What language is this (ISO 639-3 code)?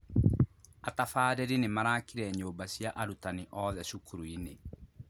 kik